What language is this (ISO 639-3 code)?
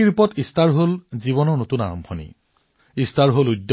asm